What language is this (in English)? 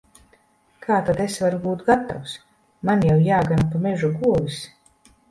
Latvian